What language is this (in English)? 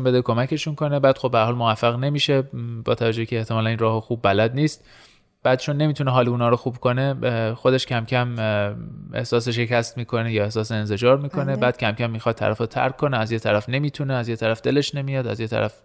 Persian